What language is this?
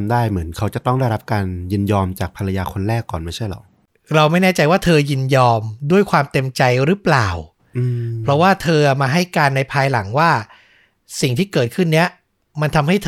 Thai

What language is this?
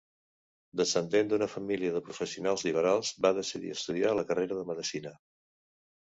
Catalan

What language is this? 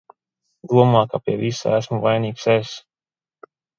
Latvian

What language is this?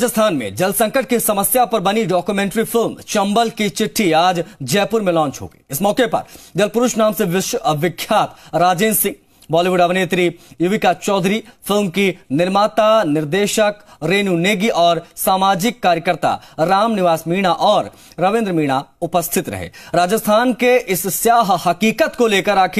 Hindi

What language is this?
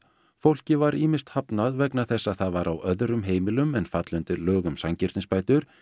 Icelandic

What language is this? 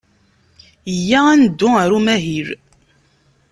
Kabyle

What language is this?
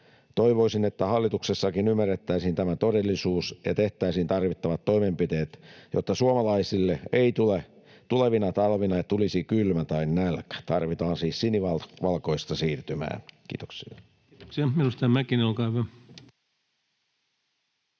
Finnish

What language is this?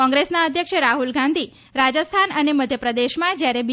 Gujarati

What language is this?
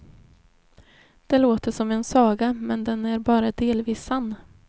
Swedish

